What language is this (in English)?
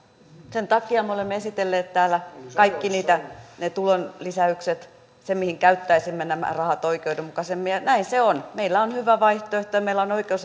Finnish